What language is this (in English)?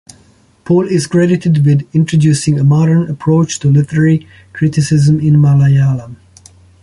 English